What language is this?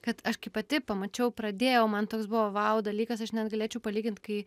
Lithuanian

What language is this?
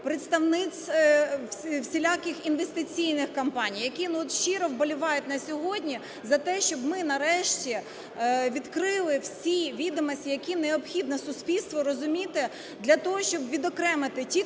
Ukrainian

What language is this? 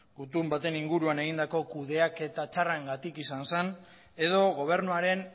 Basque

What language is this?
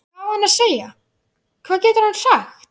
Icelandic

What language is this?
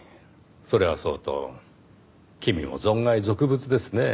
Japanese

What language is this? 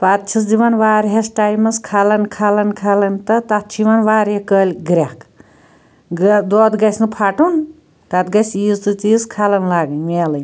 Kashmiri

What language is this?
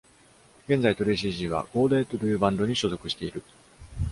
Japanese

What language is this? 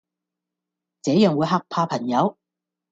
Cantonese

